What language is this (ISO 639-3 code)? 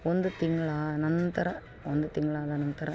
kan